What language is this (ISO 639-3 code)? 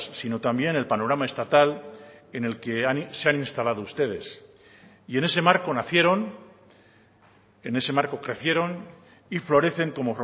spa